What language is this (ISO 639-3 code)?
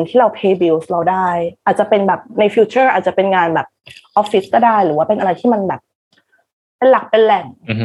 tha